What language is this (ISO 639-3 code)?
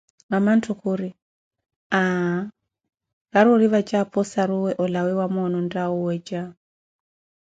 eko